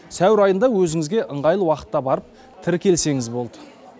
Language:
Kazakh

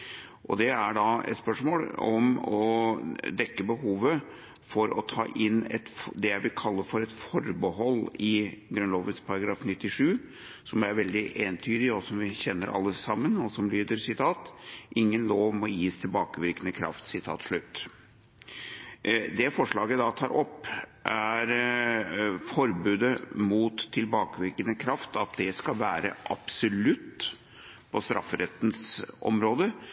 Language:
Norwegian Bokmål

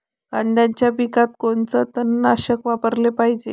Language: Marathi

